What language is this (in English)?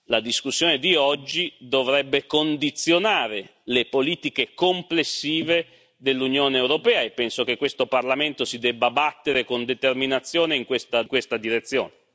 Italian